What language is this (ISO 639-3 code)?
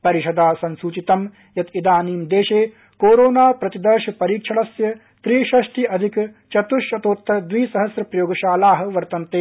san